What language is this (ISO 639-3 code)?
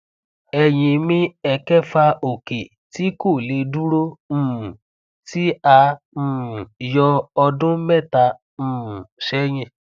yor